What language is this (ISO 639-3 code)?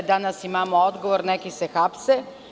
srp